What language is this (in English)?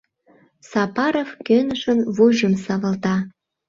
Mari